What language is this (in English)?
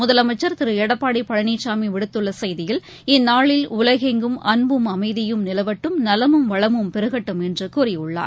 Tamil